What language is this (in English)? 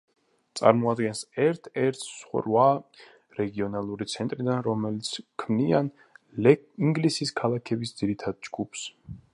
Georgian